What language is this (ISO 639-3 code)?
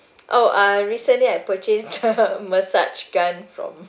eng